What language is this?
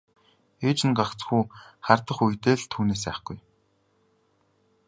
Mongolian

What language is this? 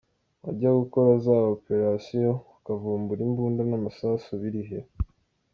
Kinyarwanda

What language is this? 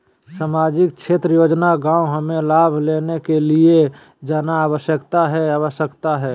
Magahi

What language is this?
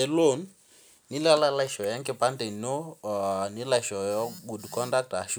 Masai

